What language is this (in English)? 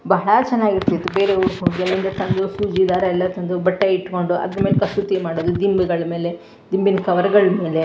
Kannada